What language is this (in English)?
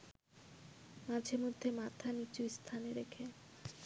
Bangla